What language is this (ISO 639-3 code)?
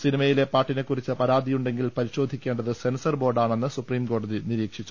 mal